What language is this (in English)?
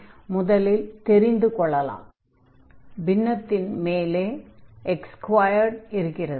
Tamil